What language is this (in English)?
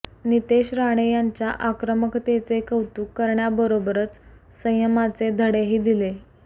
Marathi